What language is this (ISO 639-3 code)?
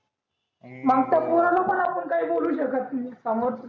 mar